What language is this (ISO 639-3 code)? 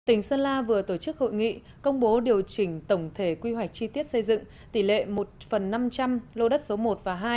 vie